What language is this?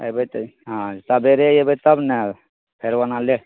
Maithili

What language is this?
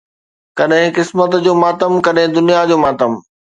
Sindhi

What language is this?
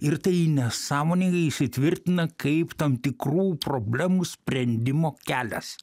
Lithuanian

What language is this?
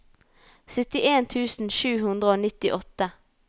Norwegian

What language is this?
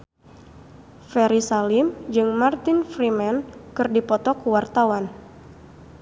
Sundanese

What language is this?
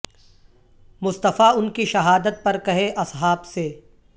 Urdu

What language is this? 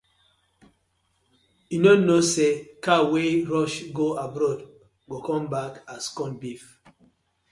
Nigerian Pidgin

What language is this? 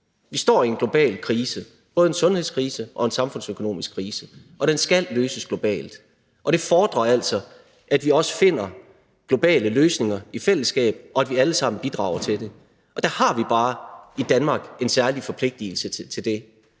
Danish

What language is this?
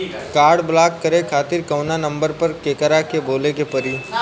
Bhojpuri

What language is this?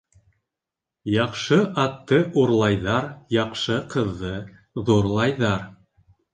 Bashkir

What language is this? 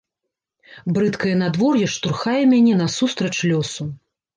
Belarusian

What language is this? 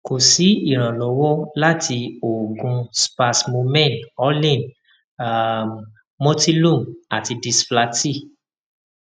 Yoruba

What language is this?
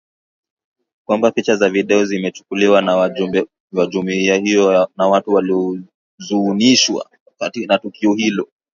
Swahili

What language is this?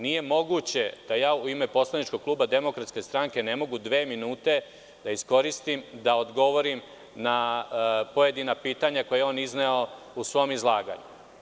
Serbian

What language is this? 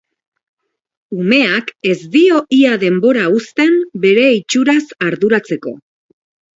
Basque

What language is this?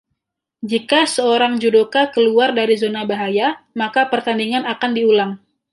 Indonesian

